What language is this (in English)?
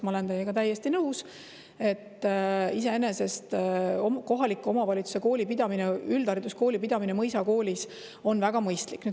Estonian